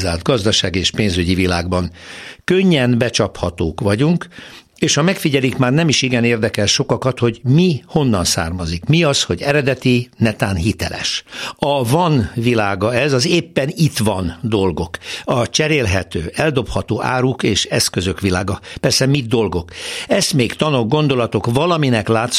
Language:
Hungarian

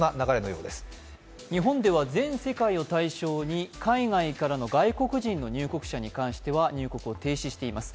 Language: Japanese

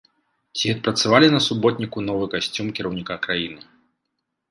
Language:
Belarusian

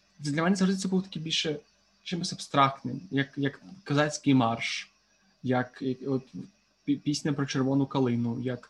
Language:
Ukrainian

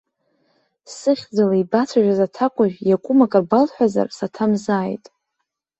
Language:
Abkhazian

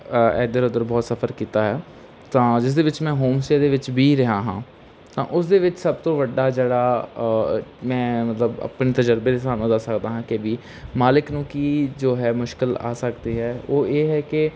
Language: Punjabi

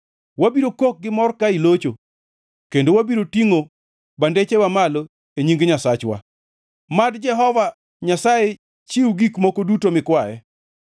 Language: Luo (Kenya and Tanzania)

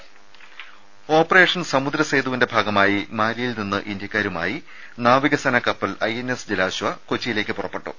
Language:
Malayalam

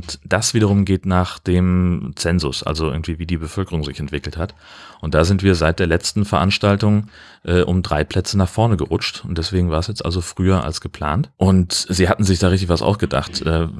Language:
German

